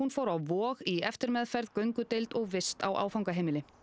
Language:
Icelandic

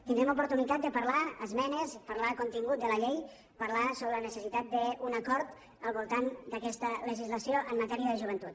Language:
Catalan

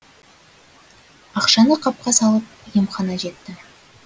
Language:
Kazakh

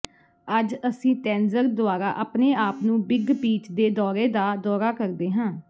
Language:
Punjabi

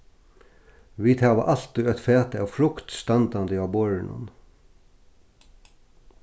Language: Faroese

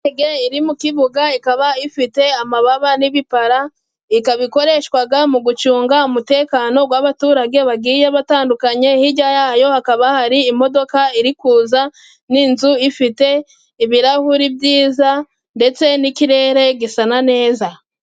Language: Kinyarwanda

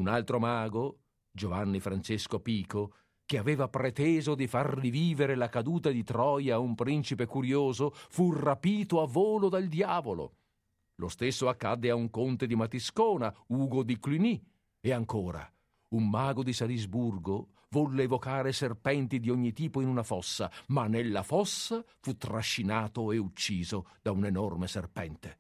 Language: Italian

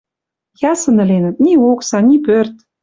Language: Western Mari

